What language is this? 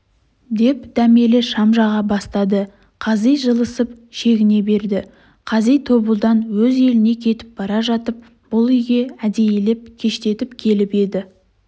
Kazakh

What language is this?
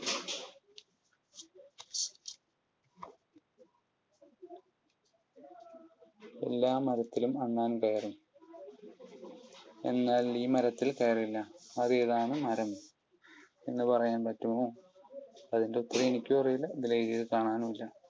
Malayalam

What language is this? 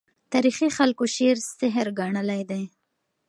Pashto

